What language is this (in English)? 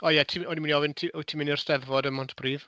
Welsh